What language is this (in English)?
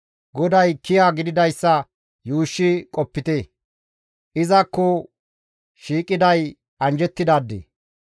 Gamo